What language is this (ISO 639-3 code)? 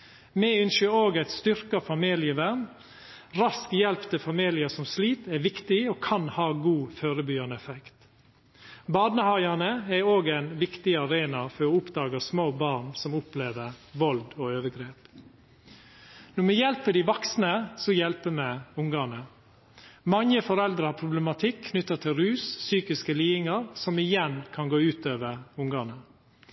nno